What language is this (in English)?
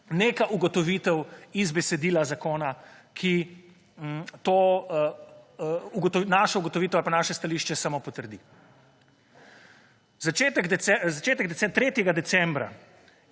Slovenian